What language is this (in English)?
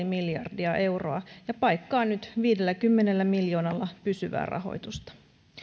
Finnish